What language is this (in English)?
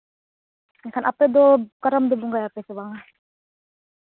Santali